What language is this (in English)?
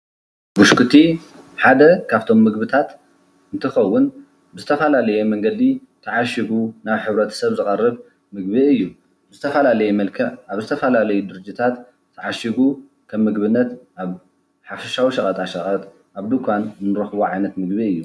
Tigrinya